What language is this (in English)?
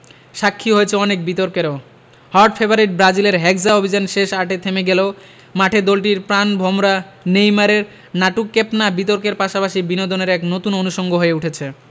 Bangla